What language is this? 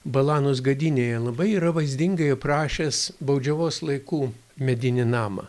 Lithuanian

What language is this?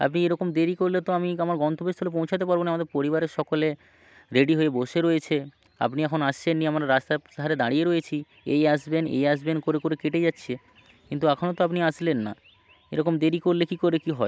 Bangla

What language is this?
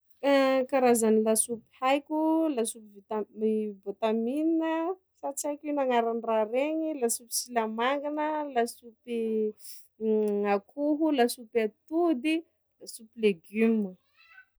Sakalava Malagasy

